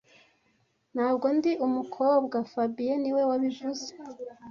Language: Kinyarwanda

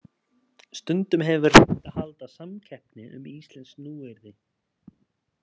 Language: Icelandic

